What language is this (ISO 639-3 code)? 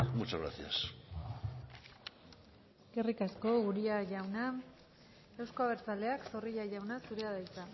eus